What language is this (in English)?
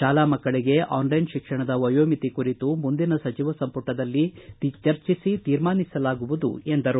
Kannada